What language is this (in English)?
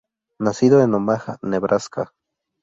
Spanish